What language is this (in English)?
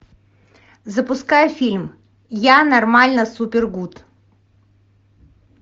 Russian